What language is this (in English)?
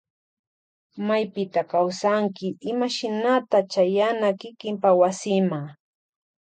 Loja Highland Quichua